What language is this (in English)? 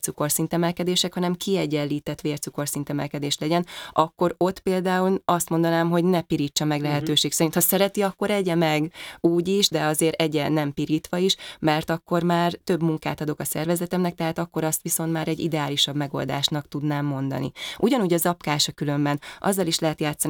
Hungarian